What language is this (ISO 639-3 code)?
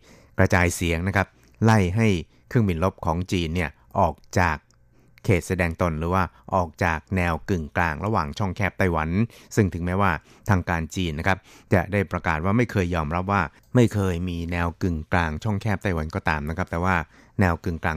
tha